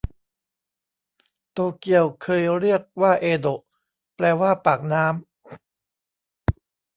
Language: Thai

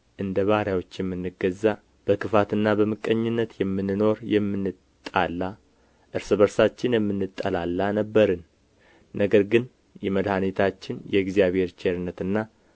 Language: Amharic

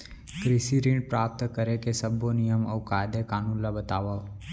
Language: Chhattisgarhi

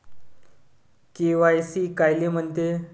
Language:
Marathi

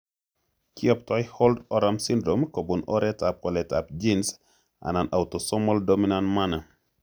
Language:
Kalenjin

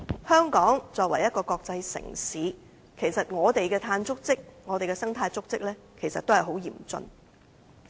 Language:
Cantonese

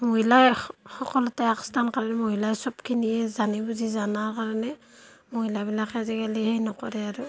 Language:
Assamese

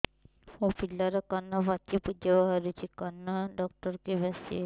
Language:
Odia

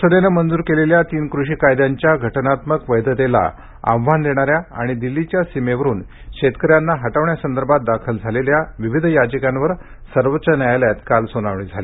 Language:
Marathi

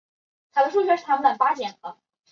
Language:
Chinese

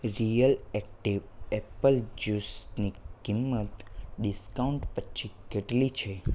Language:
Gujarati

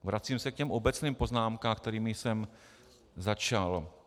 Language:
Czech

